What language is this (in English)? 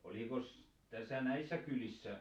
Finnish